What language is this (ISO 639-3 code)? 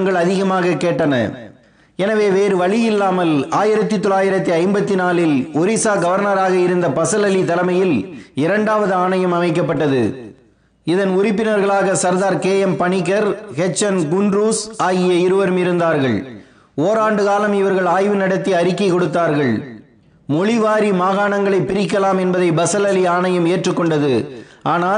tam